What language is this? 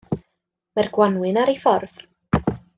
Welsh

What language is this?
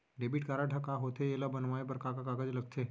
Chhattisgarhi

